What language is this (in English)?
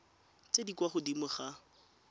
Tswana